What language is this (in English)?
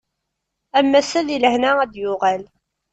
Kabyle